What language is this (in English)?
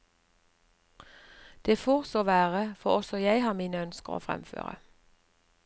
Norwegian